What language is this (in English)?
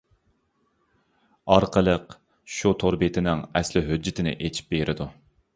Uyghur